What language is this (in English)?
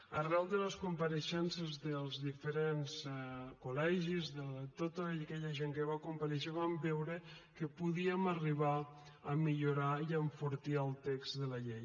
Catalan